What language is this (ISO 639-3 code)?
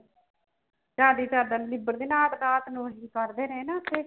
pan